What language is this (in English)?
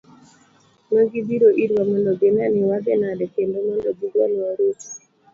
Luo (Kenya and Tanzania)